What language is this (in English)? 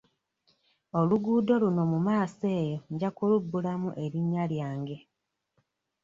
Ganda